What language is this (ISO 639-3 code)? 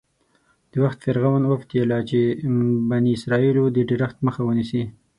pus